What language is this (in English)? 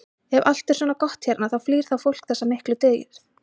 Icelandic